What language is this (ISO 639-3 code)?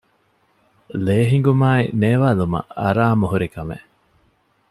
div